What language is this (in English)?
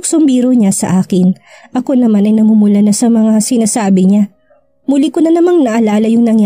Filipino